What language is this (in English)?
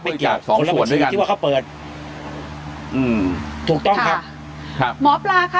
Thai